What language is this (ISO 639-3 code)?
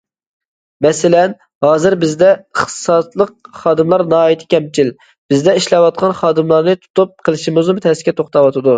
uig